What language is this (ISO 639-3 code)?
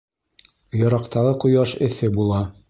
bak